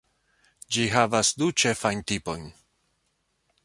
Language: Esperanto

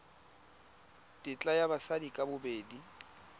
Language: Tswana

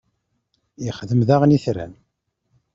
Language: Kabyle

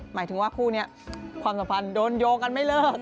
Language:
Thai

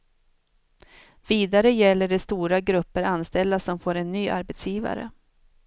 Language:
Swedish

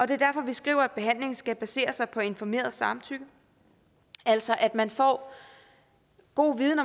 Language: Danish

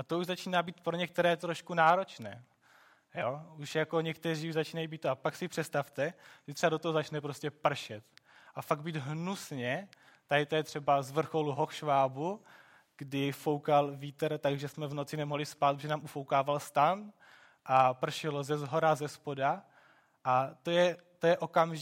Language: Czech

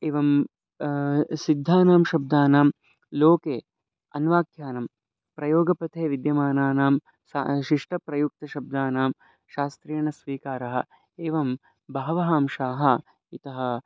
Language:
Sanskrit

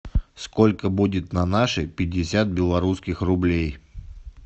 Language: Russian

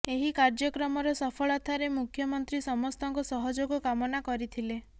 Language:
Odia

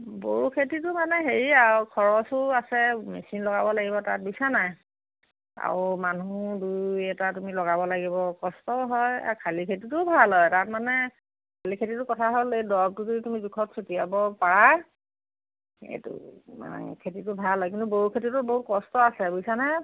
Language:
Assamese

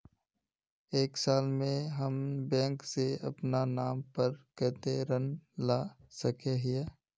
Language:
Magahi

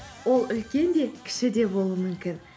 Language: Kazakh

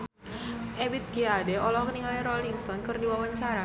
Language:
Sundanese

